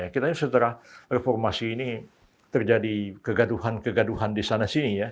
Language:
Indonesian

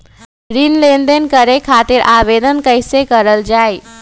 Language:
Magahi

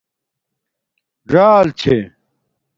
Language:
Domaaki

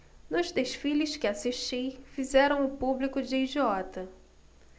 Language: Portuguese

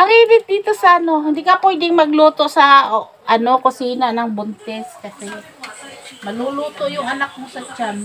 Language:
Filipino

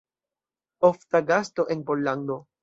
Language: Esperanto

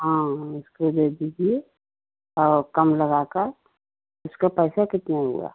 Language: Hindi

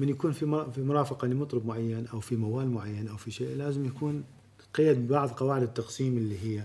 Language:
Arabic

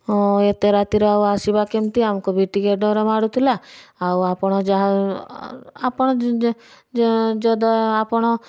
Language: Odia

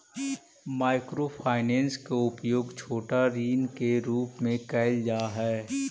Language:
Magahi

